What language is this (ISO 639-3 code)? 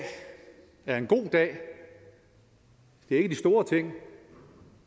dan